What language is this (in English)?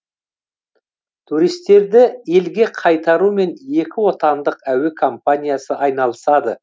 Kazakh